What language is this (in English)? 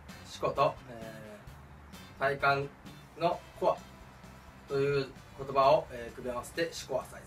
Japanese